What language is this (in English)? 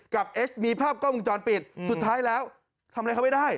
Thai